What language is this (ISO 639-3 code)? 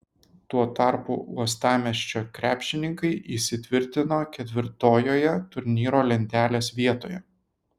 lit